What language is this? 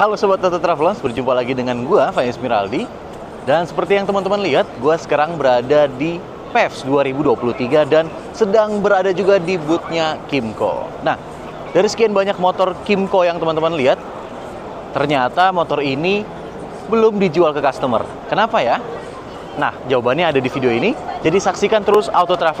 Indonesian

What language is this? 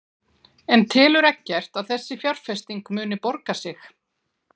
Icelandic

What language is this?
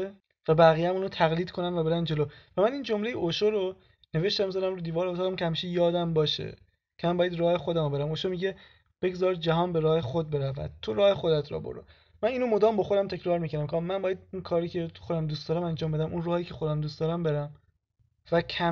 Persian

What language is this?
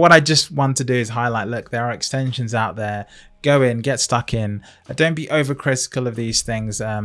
English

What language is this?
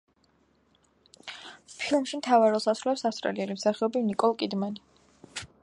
Georgian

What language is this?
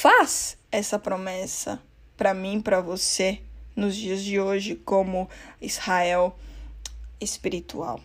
Portuguese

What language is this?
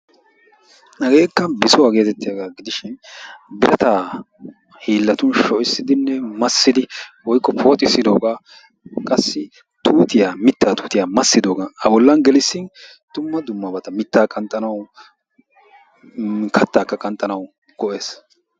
Wolaytta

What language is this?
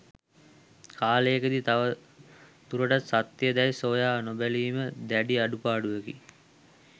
Sinhala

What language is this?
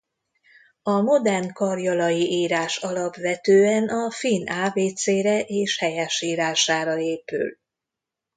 Hungarian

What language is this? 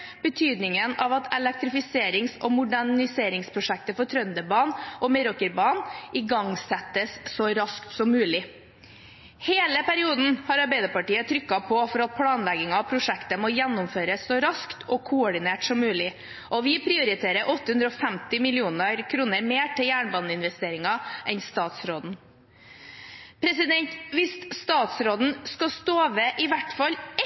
Norwegian Bokmål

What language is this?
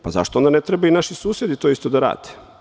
Serbian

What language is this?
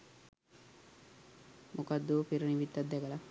Sinhala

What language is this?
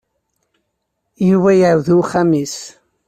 Kabyle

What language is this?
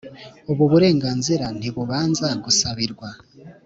Kinyarwanda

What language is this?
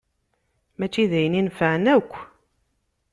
Kabyle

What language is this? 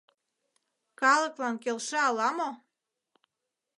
Mari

